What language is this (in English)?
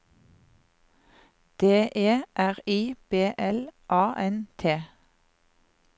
Norwegian